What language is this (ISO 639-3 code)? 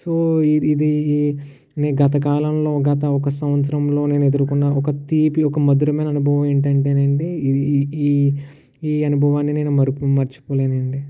tel